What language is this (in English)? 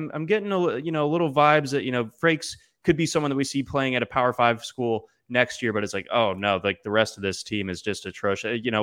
English